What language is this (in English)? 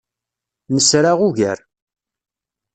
Kabyle